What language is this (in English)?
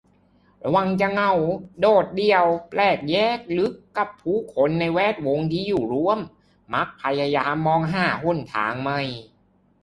Thai